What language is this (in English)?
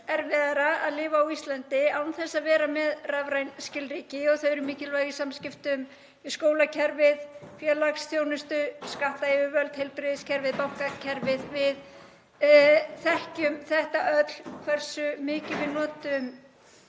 Icelandic